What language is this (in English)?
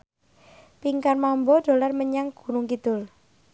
Javanese